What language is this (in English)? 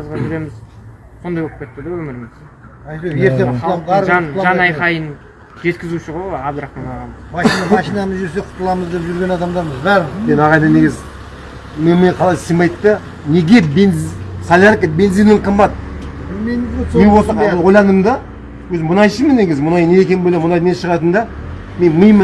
Kazakh